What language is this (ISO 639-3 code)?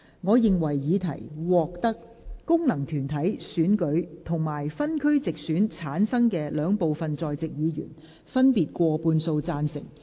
yue